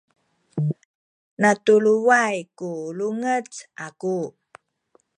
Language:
Sakizaya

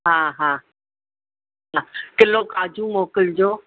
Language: Sindhi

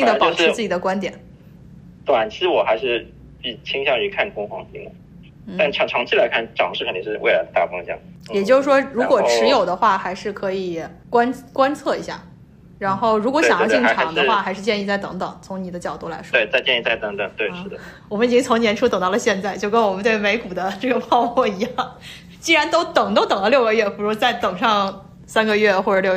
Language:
Chinese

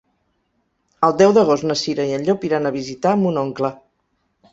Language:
Catalan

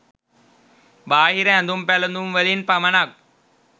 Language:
Sinhala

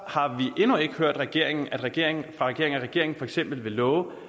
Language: Danish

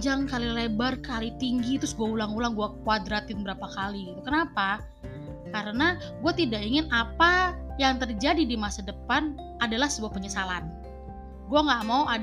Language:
Indonesian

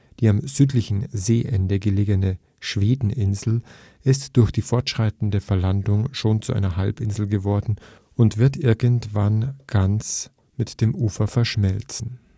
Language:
German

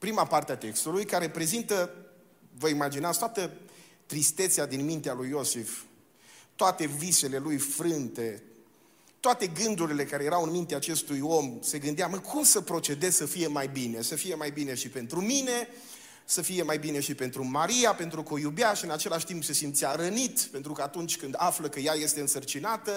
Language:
Romanian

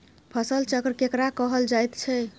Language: Maithili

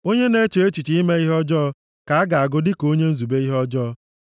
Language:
Igbo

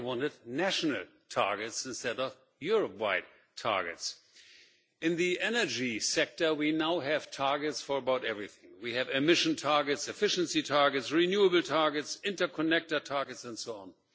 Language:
English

